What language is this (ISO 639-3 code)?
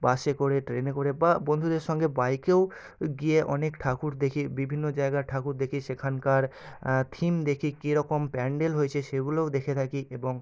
ben